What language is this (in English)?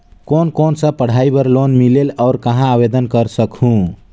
Chhattisgarhi